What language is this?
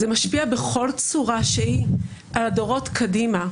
Hebrew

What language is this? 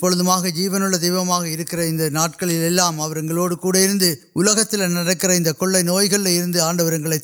Urdu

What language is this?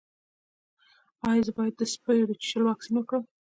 Pashto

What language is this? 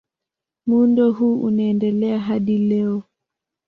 Swahili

